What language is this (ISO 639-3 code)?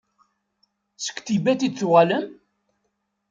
kab